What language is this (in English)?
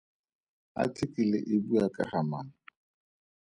Tswana